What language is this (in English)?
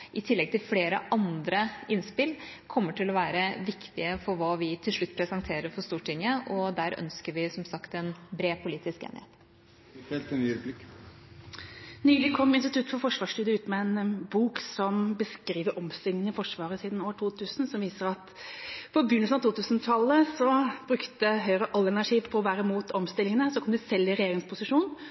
Norwegian Bokmål